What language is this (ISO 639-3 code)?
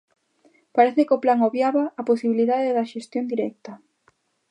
glg